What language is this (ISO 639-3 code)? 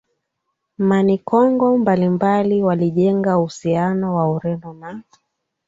swa